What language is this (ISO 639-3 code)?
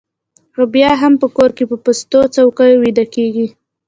pus